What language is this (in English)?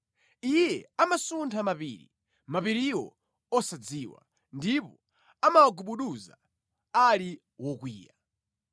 Nyanja